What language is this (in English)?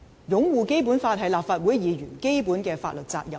Cantonese